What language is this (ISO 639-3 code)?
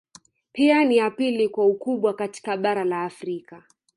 swa